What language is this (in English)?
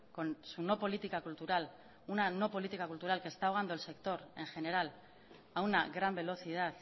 Spanish